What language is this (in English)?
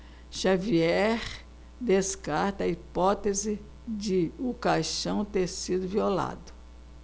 Portuguese